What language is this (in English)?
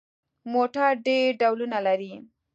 Pashto